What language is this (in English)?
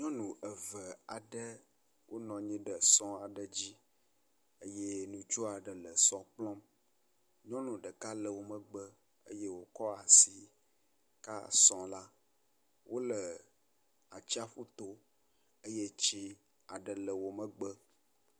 Ewe